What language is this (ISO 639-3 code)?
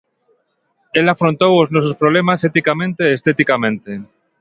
glg